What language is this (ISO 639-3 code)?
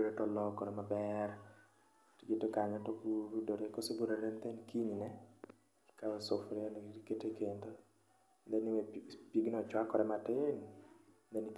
luo